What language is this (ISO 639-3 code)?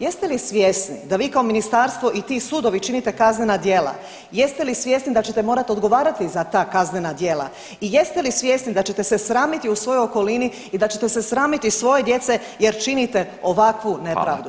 hrv